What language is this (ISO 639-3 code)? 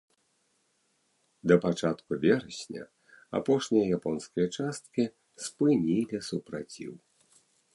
bel